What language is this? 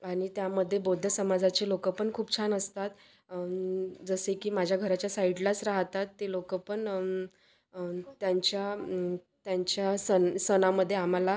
Marathi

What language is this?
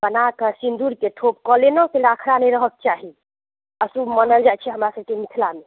Maithili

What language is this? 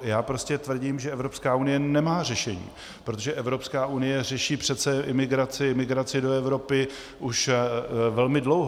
Czech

